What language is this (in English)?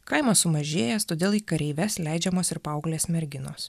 Lithuanian